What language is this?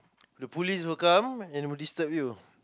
English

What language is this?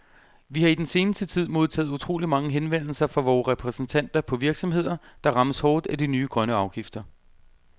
Danish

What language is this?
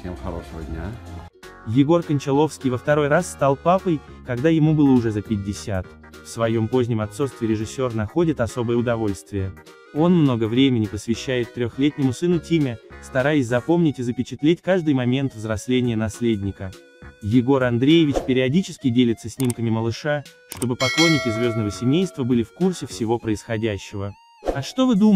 Russian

